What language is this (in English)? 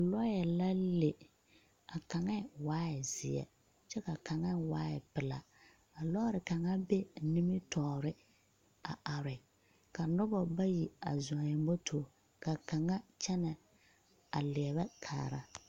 Southern Dagaare